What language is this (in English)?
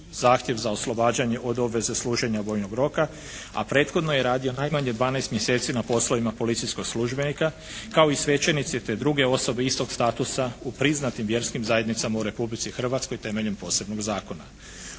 Croatian